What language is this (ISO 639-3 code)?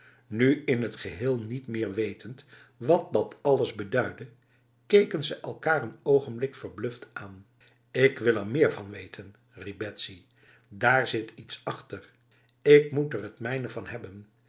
nld